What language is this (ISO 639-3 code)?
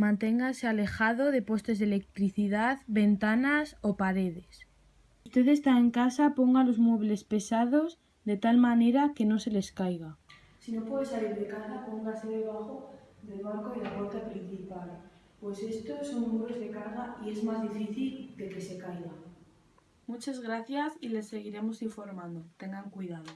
spa